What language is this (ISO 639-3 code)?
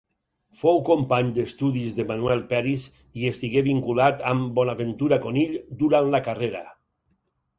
cat